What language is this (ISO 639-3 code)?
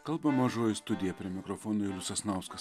lit